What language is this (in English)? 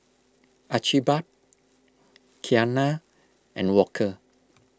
English